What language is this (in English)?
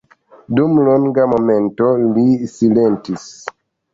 Esperanto